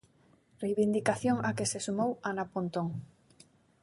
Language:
Galician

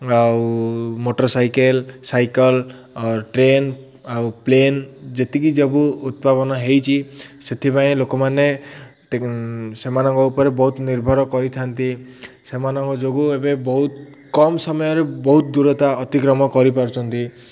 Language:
Odia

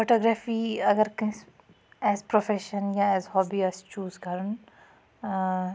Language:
Kashmiri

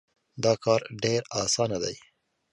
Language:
Pashto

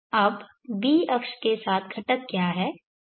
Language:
Hindi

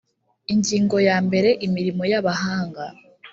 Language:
Kinyarwanda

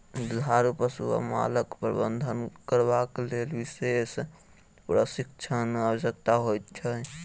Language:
Maithili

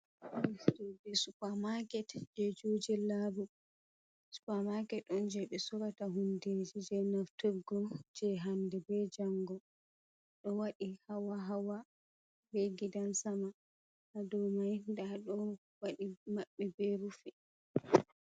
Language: Fula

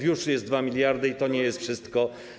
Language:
Polish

